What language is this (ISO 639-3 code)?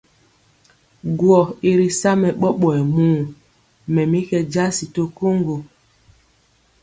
mcx